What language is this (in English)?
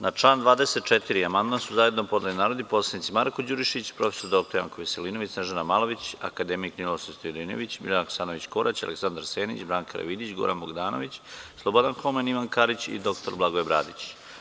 Serbian